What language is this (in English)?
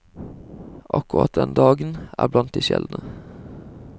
Norwegian